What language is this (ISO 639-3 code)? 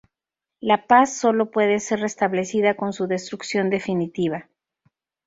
spa